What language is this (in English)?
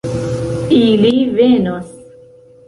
Esperanto